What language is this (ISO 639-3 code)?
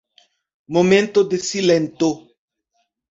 epo